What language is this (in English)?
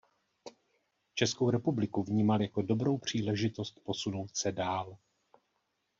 Czech